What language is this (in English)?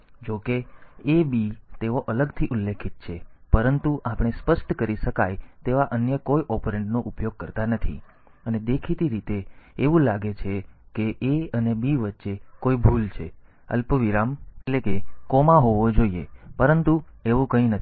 Gujarati